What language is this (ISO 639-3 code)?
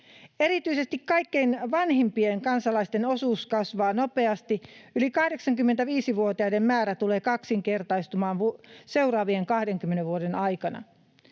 fin